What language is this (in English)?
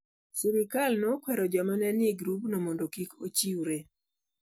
Luo (Kenya and Tanzania)